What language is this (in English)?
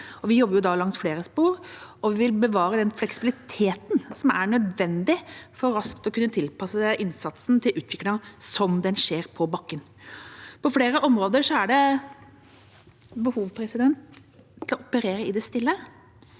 Norwegian